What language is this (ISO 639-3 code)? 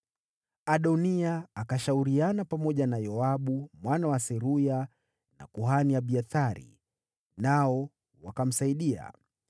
swa